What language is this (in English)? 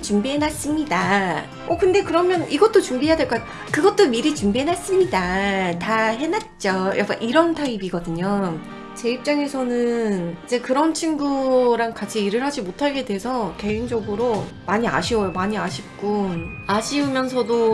Korean